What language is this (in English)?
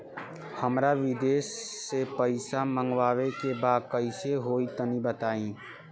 Bhojpuri